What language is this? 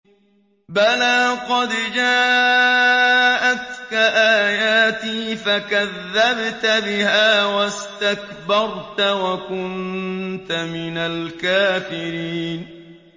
Arabic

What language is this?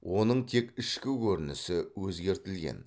Kazakh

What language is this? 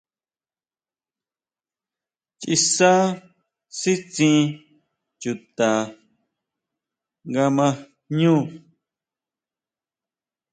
Huautla Mazatec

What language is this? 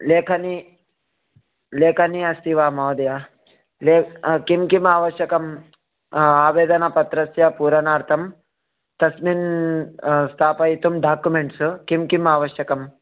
Sanskrit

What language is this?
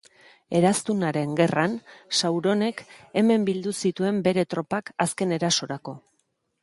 Basque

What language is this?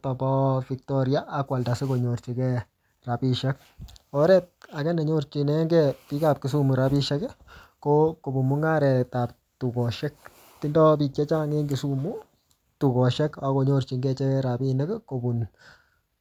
Kalenjin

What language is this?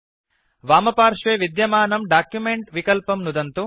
Sanskrit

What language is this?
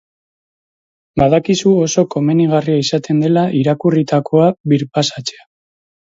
Basque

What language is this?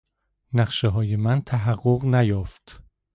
Persian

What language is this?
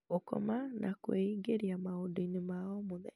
Kikuyu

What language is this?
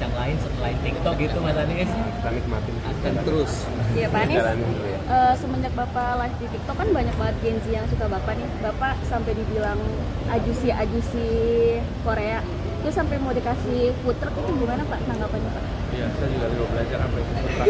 Indonesian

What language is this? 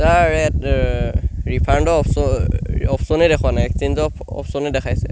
Assamese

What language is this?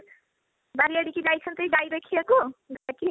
Odia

